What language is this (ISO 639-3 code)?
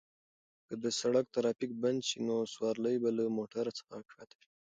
pus